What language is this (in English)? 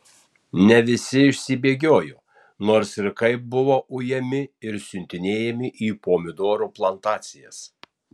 Lithuanian